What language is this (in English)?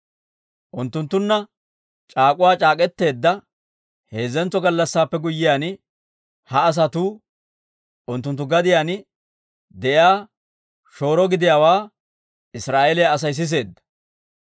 Dawro